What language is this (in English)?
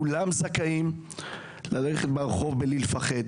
Hebrew